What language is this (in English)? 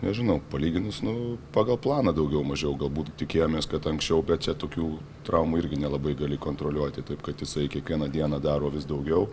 Lithuanian